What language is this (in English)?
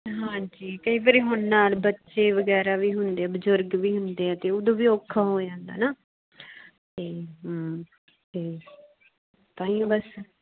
Punjabi